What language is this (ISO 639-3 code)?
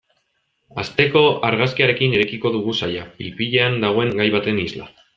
eus